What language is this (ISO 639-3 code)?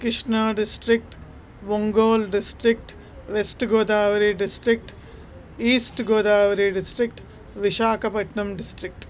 san